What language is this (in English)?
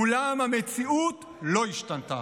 Hebrew